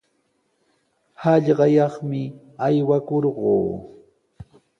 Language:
Sihuas Ancash Quechua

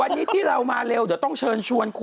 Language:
Thai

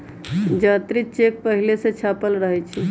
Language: Magahi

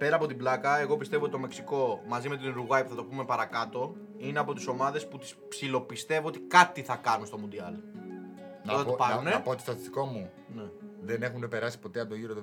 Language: Greek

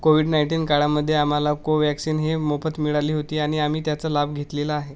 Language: Marathi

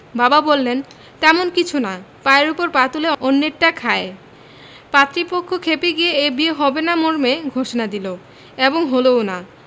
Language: Bangla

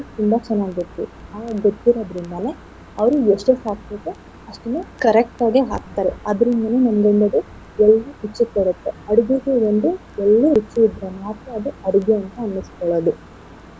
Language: Kannada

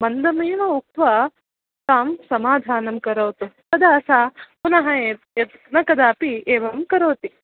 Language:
Sanskrit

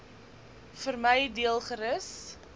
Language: Afrikaans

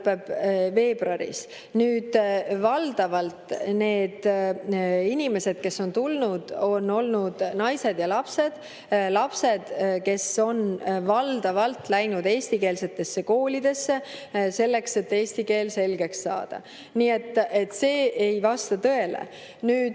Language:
Estonian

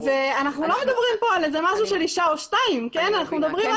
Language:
Hebrew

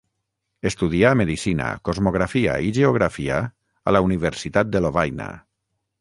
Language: Catalan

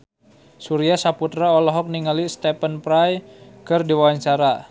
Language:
Sundanese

